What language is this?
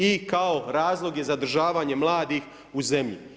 Croatian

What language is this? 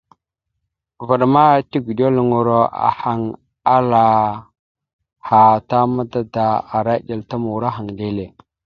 Mada (Cameroon)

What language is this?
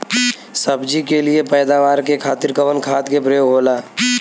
Bhojpuri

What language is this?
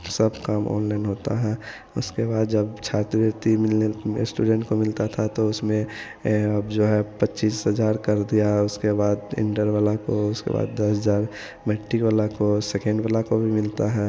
Hindi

